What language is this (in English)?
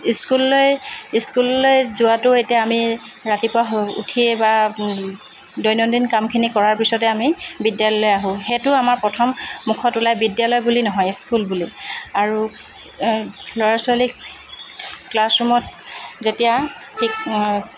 Assamese